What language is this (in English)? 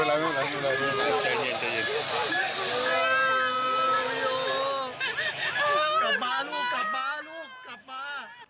Thai